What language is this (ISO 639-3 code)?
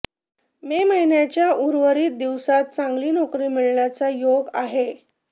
mar